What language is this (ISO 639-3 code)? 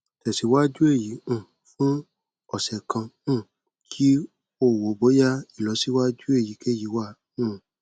yor